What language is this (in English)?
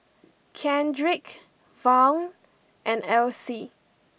English